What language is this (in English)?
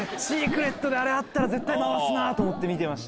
Japanese